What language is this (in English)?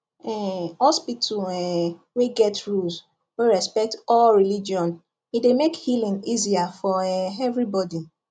Nigerian Pidgin